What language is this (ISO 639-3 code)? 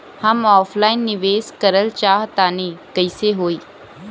bho